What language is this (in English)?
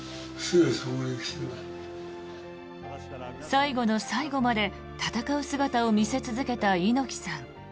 Japanese